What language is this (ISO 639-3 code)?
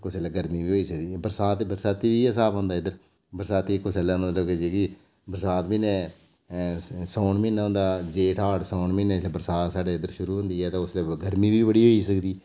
doi